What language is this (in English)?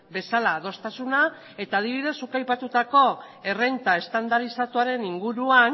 Basque